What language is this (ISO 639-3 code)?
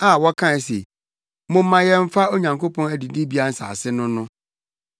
aka